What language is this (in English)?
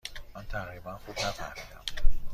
Persian